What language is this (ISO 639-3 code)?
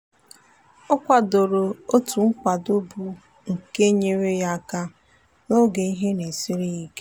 ibo